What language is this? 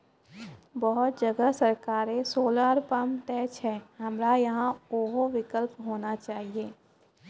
Maithili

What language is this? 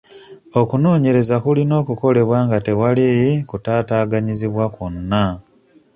Ganda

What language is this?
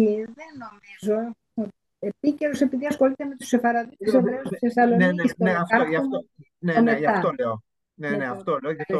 Greek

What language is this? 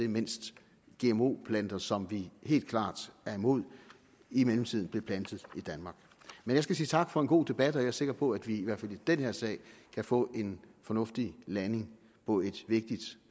Danish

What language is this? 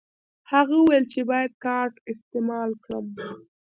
Pashto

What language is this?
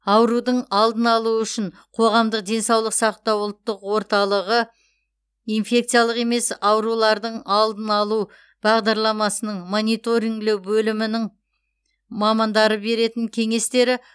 Kazakh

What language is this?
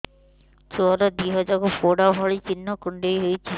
Odia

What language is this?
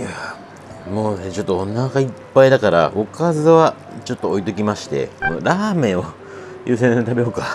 Japanese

